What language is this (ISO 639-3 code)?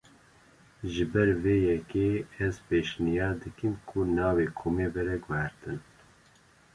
kur